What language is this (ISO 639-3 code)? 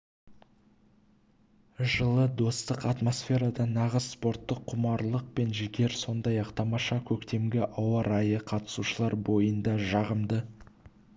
kaz